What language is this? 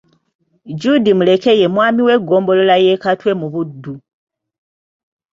Ganda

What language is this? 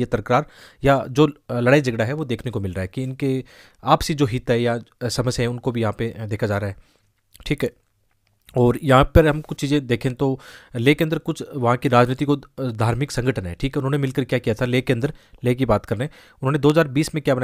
Hindi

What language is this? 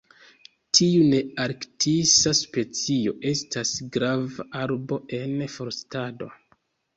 Esperanto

